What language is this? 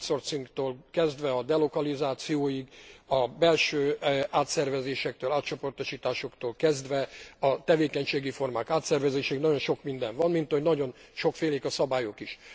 Hungarian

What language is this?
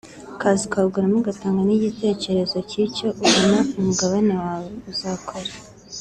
Kinyarwanda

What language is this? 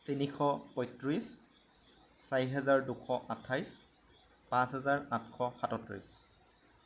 Assamese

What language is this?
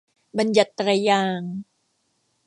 Thai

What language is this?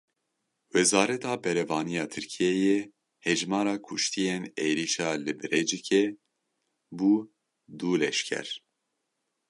Kurdish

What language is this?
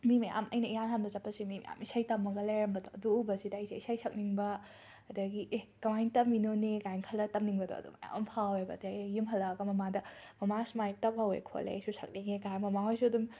Manipuri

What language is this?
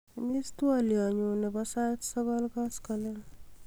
Kalenjin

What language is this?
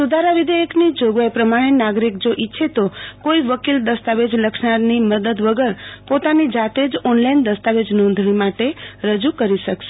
Gujarati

